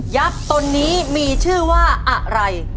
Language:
Thai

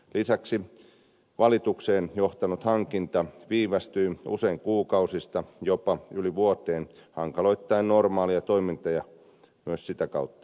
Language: Finnish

